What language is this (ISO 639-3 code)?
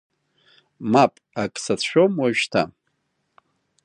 abk